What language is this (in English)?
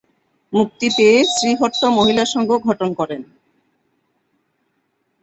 Bangla